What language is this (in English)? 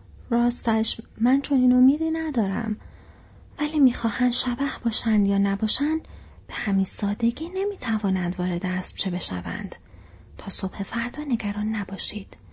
Persian